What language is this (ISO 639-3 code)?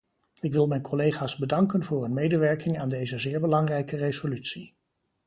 nld